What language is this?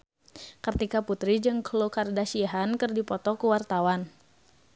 Sundanese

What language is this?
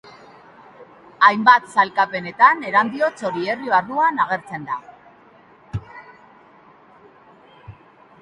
Basque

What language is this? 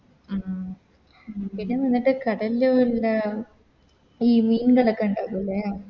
Malayalam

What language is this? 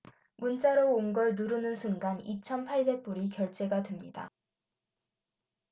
Korean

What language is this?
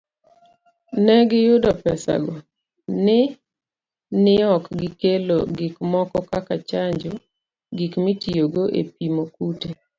Luo (Kenya and Tanzania)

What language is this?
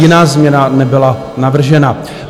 Czech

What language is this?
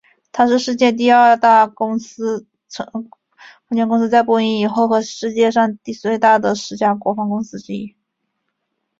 Chinese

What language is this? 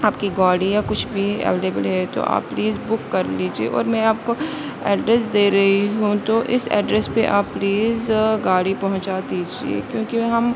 Urdu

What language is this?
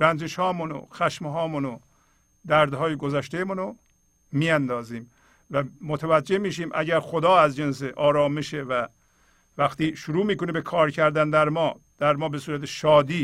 Persian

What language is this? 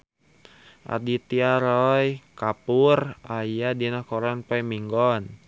Sundanese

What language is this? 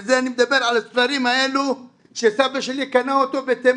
Hebrew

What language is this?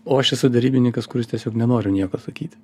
Lithuanian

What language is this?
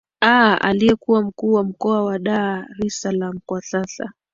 Swahili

